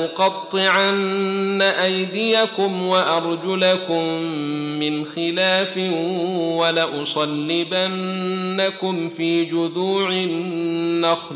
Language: Arabic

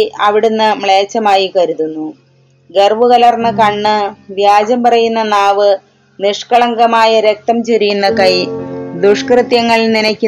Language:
Malayalam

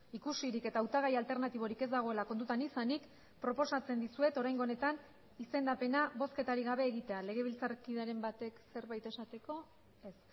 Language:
Basque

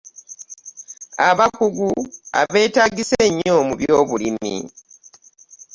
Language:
Ganda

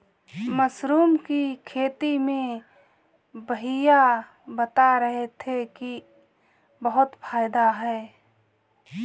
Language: Hindi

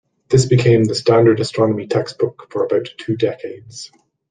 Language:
English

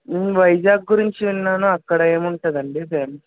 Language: Telugu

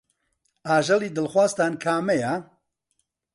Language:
Central Kurdish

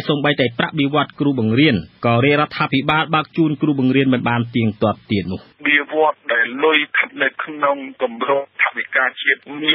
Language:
Thai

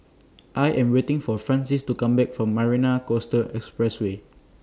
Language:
English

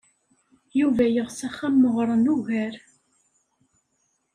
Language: Kabyle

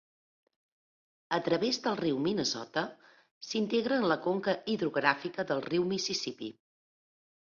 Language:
Catalan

